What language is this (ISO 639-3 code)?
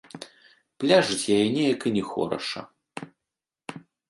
bel